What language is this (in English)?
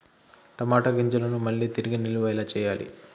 Telugu